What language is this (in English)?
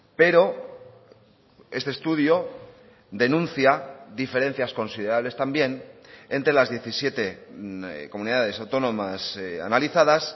Spanish